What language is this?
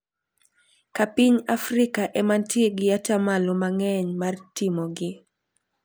Luo (Kenya and Tanzania)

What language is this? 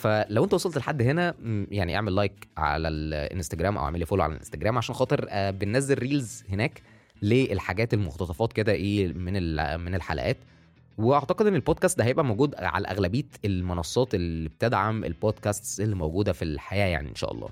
Arabic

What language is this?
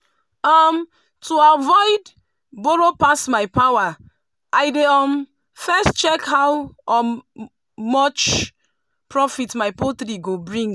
Nigerian Pidgin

